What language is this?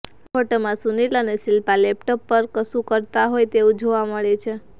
Gujarati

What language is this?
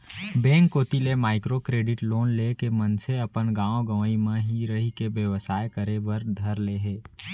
Chhattisgarhi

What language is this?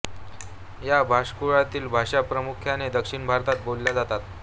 Marathi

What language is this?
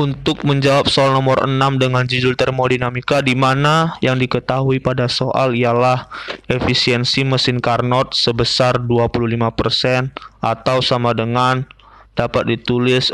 Indonesian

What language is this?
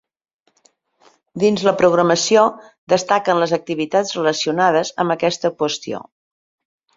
Catalan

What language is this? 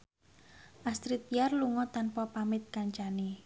Javanese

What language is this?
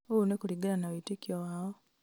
Kikuyu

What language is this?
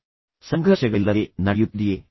Kannada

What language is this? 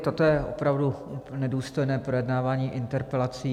Czech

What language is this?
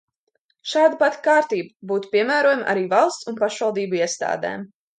Latvian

